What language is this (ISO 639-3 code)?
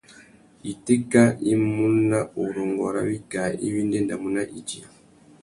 bag